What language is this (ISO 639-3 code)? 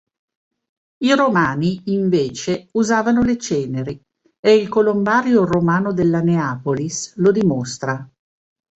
ita